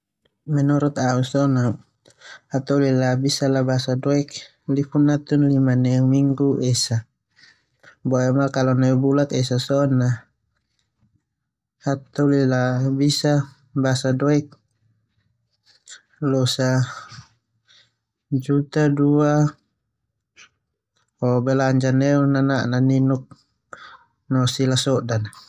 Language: Termanu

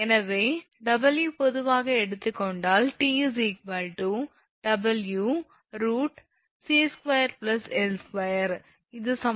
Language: Tamil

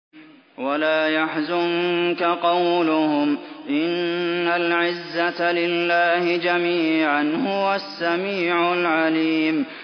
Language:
Arabic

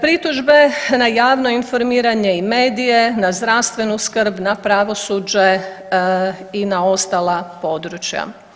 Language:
Croatian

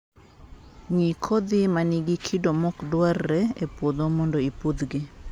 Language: Luo (Kenya and Tanzania)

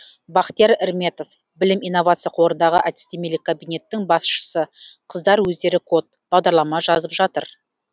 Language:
Kazakh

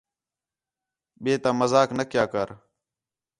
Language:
Khetrani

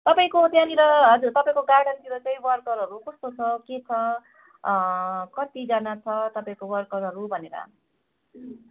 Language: Nepali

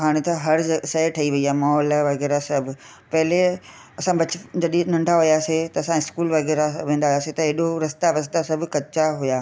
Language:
Sindhi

